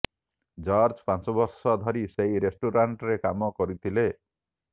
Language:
Odia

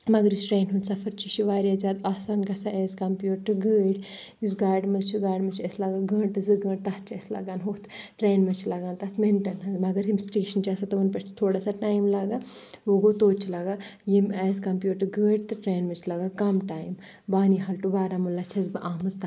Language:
Kashmiri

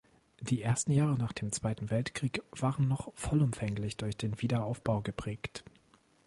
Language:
German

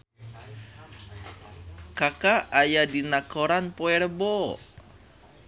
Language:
Sundanese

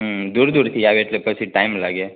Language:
Gujarati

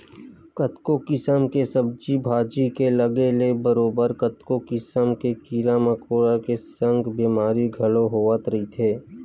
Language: Chhattisgarhi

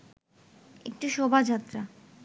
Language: Bangla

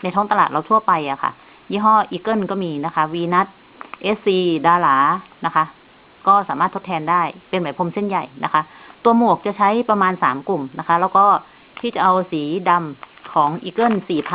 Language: Thai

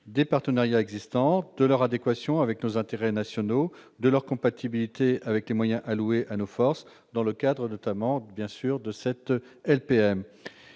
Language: French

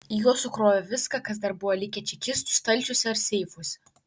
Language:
Lithuanian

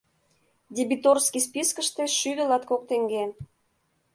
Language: Mari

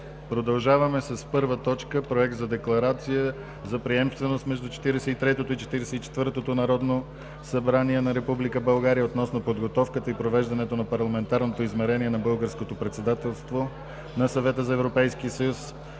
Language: Bulgarian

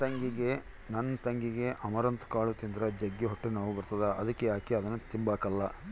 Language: Kannada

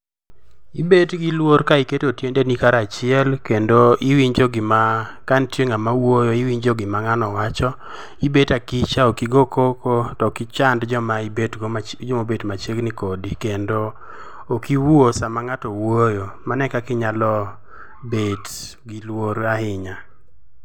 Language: Luo (Kenya and Tanzania)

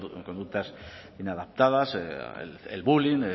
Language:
Spanish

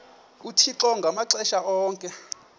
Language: Xhosa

